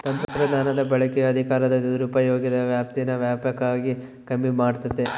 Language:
Kannada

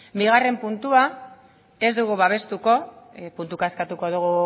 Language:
Basque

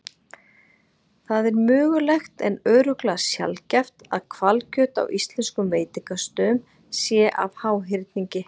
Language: Icelandic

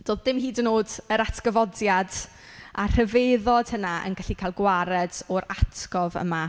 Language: Welsh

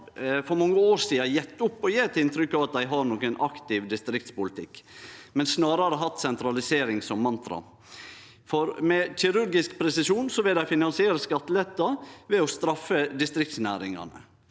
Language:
Norwegian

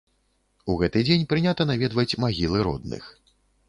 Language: Belarusian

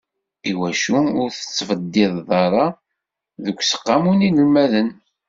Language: Kabyle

